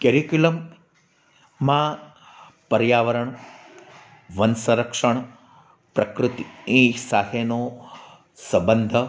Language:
Gujarati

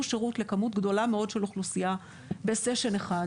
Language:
Hebrew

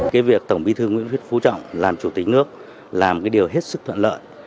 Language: Vietnamese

